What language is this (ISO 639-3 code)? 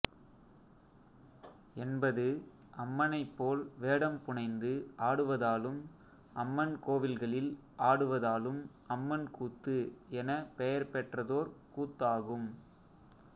tam